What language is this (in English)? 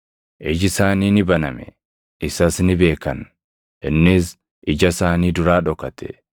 Oromo